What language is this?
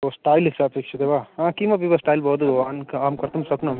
Sanskrit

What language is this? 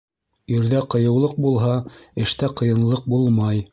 Bashkir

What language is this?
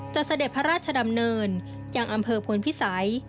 Thai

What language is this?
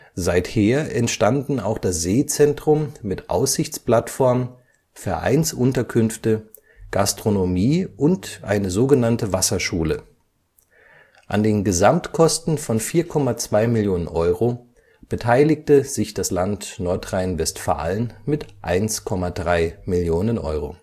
German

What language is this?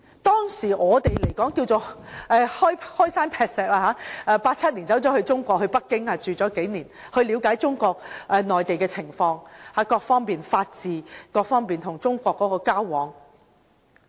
Cantonese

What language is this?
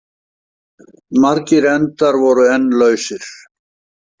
Icelandic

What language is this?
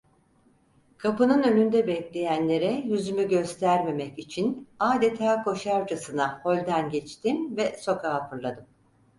Turkish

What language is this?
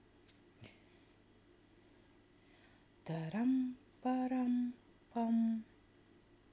Russian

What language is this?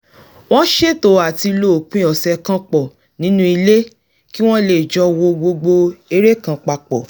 Yoruba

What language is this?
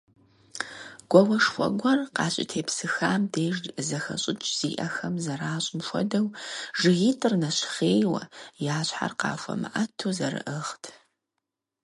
Kabardian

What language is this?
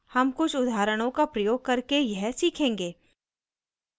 Hindi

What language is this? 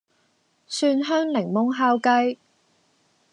Cantonese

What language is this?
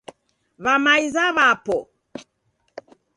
Taita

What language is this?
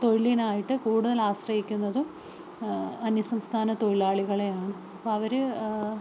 Malayalam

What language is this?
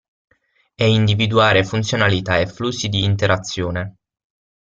Italian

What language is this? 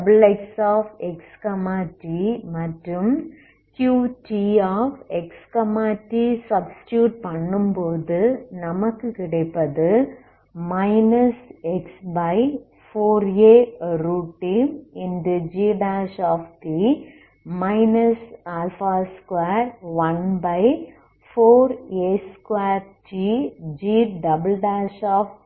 Tamil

